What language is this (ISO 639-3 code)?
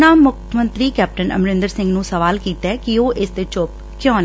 pan